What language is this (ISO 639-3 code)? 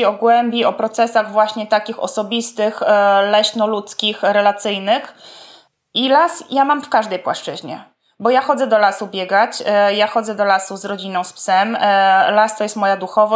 pol